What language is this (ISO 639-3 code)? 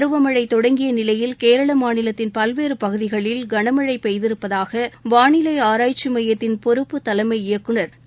tam